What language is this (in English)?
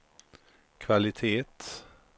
Swedish